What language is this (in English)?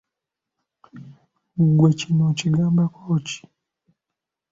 Ganda